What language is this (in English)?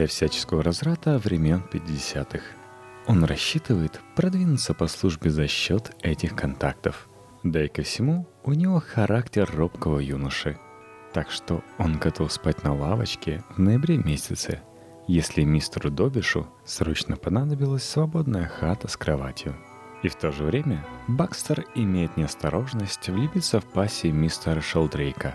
Russian